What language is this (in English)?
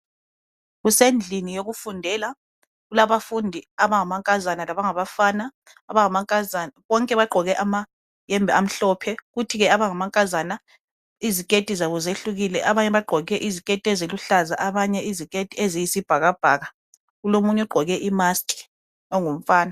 North Ndebele